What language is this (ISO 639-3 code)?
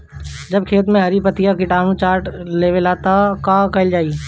bho